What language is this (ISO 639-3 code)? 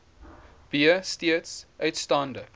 afr